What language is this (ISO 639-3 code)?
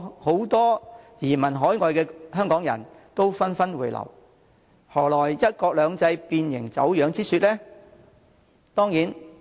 yue